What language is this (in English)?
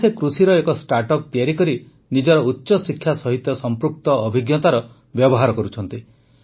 Odia